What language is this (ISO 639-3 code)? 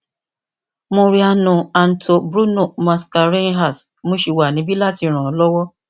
yor